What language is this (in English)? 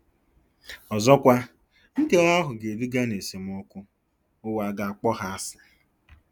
Igbo